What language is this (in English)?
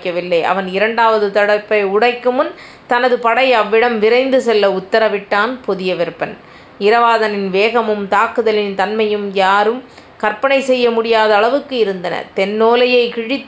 Tamil